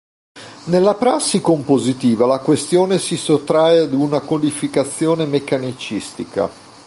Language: Italian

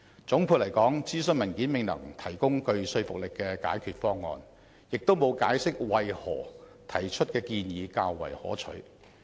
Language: Cantonese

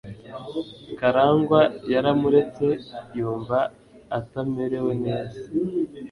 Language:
Kinyarwanda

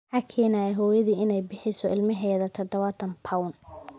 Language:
Somali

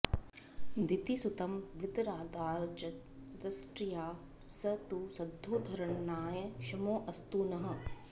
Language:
Sanskrit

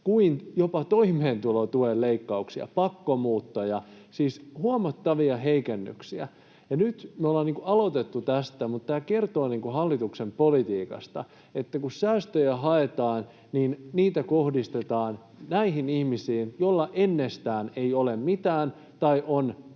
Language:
Finnish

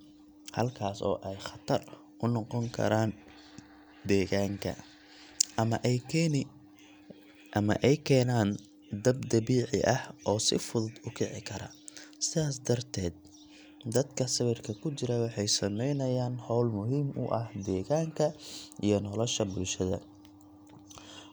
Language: Somali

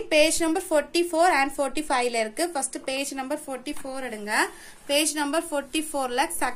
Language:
Tamil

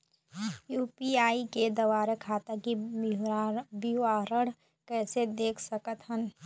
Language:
Chhattisgarhi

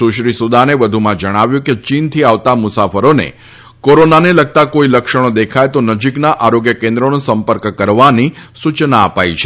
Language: Gujarati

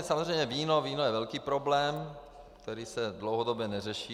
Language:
Czech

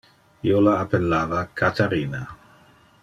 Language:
Interlingua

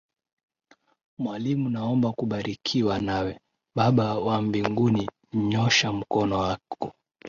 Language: Swahili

